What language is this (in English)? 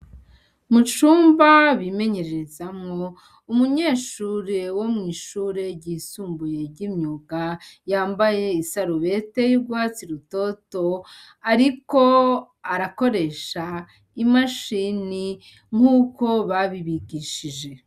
Rundi